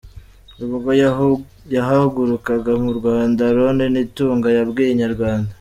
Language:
Kinyarwanda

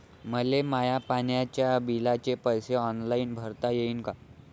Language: Marathi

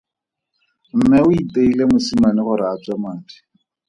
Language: Tswana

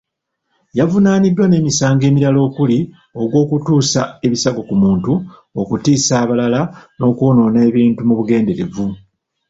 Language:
Ganda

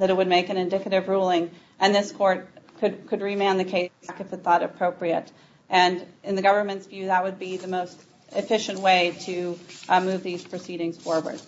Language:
English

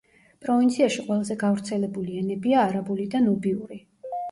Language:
Georgian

